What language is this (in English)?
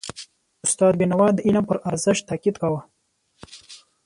Pashto